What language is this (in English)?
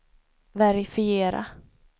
Swedish